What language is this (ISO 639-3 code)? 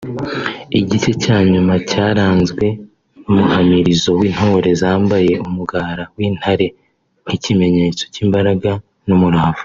kin